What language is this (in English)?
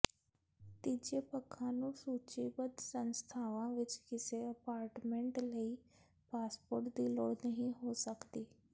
Punjabi